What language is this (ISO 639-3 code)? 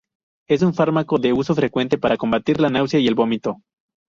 spa